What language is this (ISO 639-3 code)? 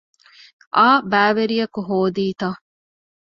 div